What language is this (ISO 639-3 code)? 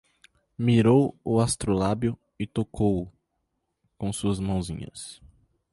por